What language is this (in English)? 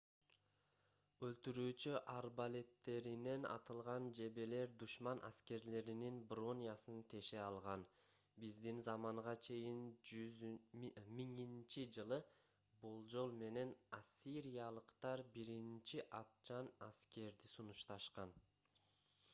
Kyrgyz